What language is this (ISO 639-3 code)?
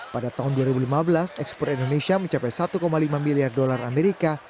ind